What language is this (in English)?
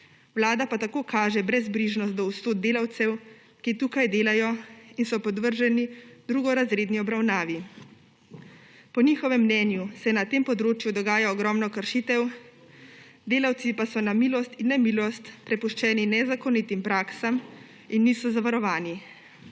Slovenian